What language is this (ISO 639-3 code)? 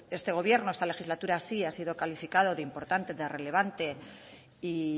spa